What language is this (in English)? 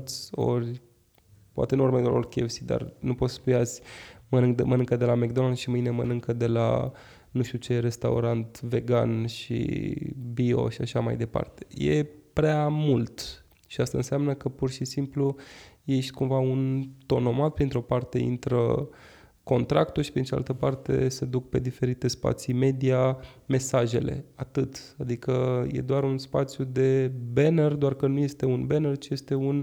Romanian